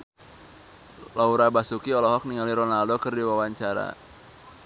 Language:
Sundanese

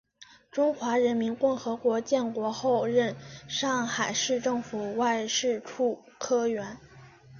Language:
Chinese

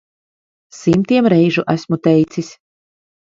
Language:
Latvian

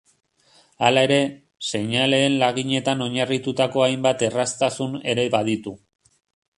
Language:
Basque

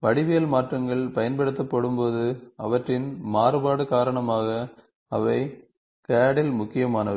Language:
Tamil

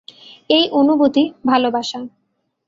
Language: Bangla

